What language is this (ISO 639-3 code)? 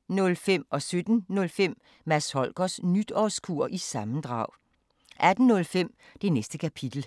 dan